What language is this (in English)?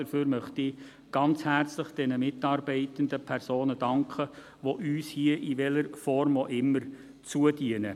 Swiss German